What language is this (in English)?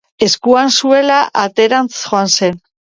Basque